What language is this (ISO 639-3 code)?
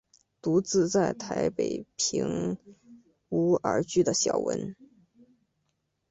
zho